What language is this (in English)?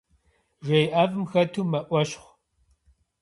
Kabardian